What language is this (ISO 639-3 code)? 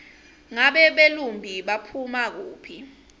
ssw